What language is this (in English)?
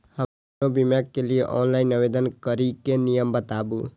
Maithili